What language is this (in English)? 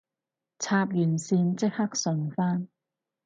Cantonese